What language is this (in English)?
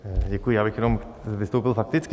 Czech